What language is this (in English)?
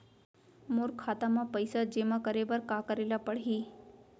Chhattisgarhi